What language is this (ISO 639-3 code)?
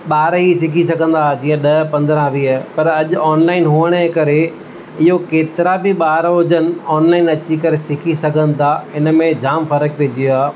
snd